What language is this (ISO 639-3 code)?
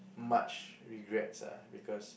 eng